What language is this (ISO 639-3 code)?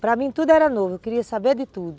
por